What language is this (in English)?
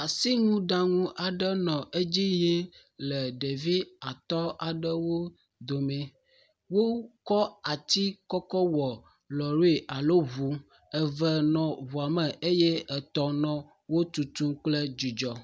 Ewe